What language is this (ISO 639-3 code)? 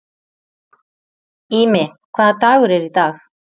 isl